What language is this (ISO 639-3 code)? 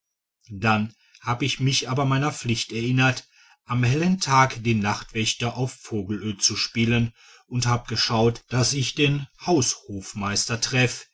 deu